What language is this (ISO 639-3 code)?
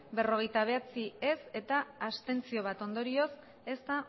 eus